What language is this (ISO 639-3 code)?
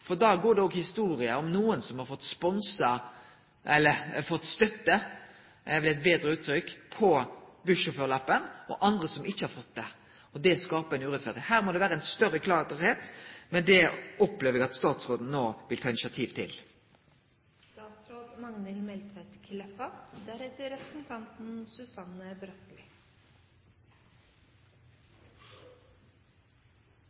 nno